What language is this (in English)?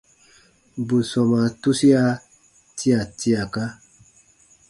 Baatonum